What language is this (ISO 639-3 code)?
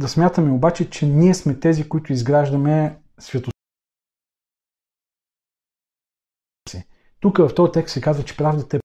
bul